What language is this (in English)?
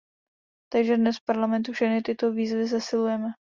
Czech